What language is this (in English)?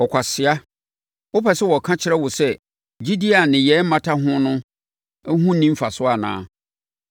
Akan